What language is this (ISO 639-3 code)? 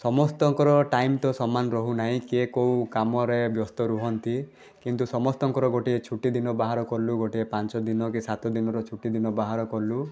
ori